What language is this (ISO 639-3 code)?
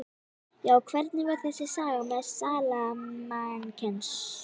isl